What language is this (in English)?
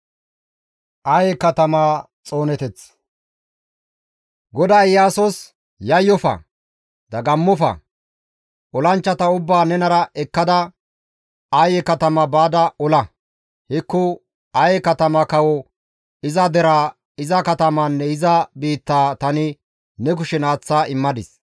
Gamo